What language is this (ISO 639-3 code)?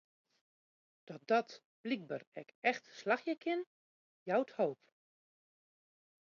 fry